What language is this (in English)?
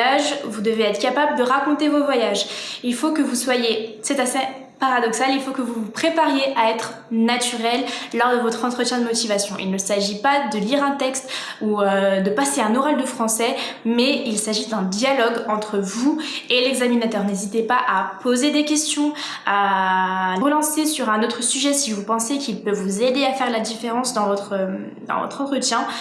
French